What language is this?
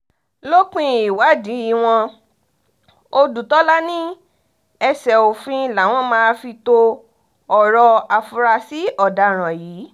Yoruba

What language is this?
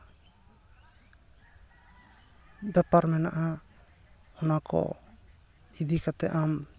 Santali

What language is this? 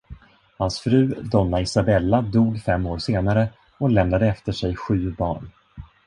Swedish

